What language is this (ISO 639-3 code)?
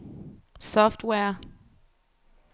dan